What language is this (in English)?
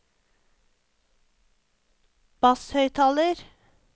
Norwegian